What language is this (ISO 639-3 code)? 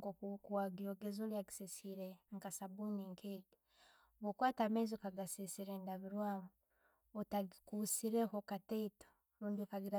ttj